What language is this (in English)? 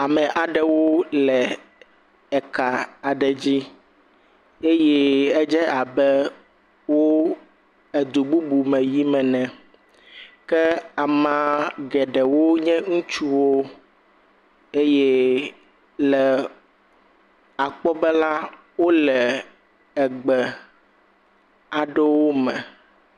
Ewe